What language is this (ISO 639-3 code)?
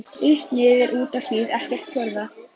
isl